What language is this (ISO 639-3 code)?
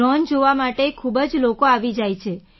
guj